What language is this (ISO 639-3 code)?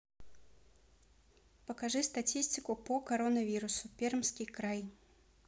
rus